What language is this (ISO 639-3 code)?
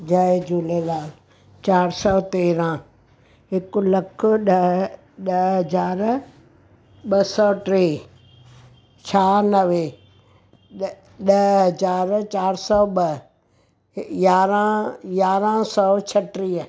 snd